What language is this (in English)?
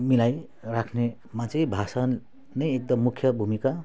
Nepali